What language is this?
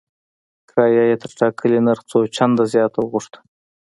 Pashto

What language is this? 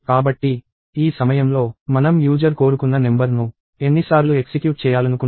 Telugu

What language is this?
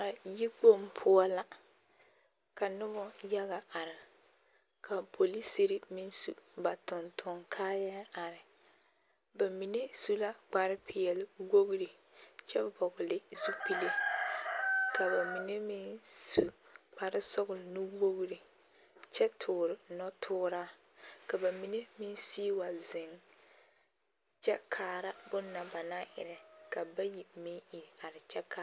Southern Dagaare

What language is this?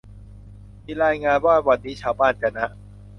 Thai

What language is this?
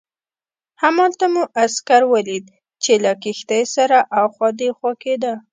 Pashto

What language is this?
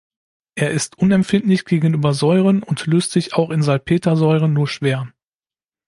German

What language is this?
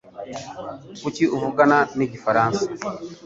Kinyarwanda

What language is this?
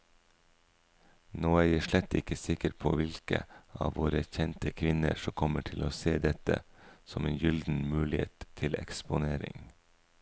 Norwegian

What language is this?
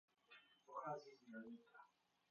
Czech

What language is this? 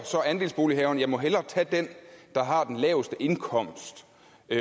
Danish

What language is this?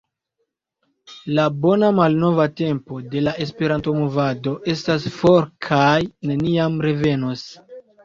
Esperanto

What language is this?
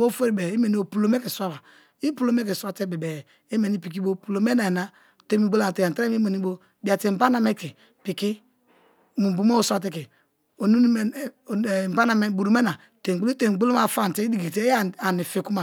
Kalabari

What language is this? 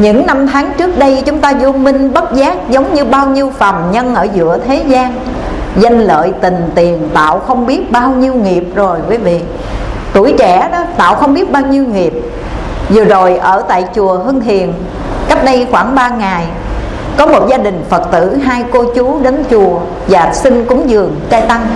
Vietnamese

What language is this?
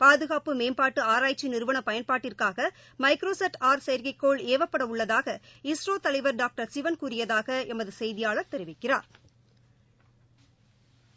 Tamil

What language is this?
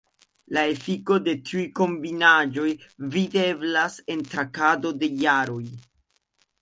Esperanto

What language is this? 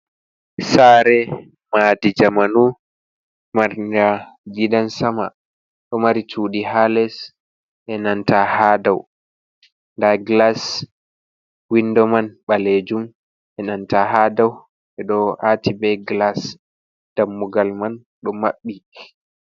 Fula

